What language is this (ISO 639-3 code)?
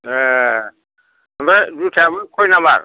brx